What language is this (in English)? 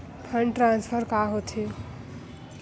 Chhattisgarhi